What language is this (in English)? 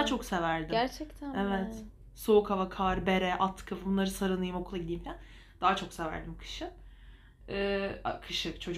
Turkish